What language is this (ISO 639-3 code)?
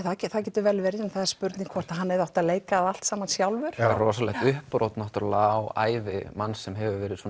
isl